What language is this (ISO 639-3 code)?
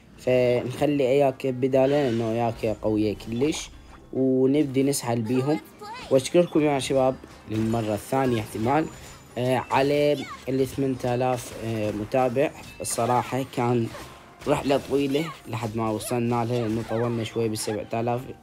ara